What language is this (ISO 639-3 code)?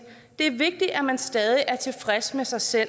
dan